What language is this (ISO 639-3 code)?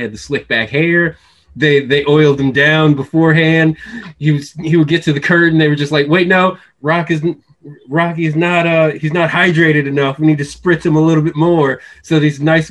eng